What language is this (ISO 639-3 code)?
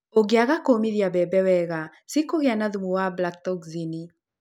kik